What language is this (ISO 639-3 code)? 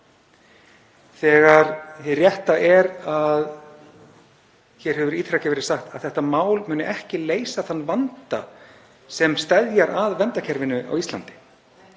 isl